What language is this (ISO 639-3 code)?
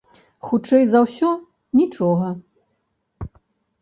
bel